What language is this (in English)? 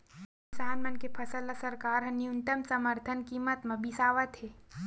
Chhattisgarhi